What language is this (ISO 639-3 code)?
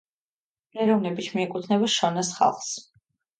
kat